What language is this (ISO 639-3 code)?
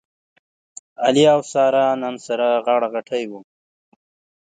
pus